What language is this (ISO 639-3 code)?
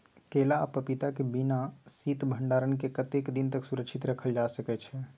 mai